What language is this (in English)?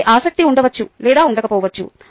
Telugu